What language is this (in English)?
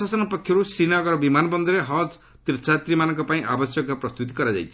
Odia